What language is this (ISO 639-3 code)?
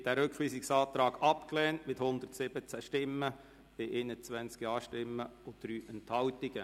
gsw